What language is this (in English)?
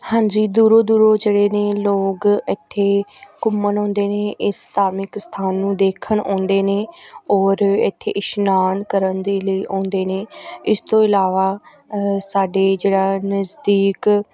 Punjabi